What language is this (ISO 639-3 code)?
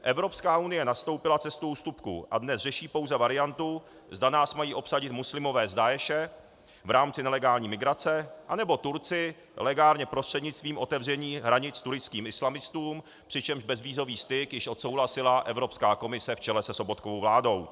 ces